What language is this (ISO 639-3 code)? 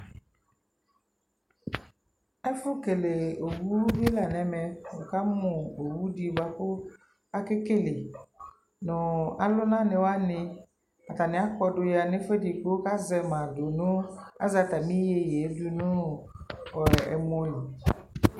kpo